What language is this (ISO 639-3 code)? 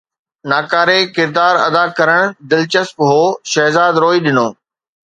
snd